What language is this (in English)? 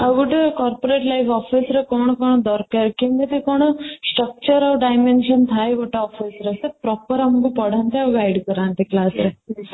Odia